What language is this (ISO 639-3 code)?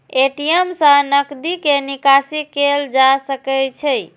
mai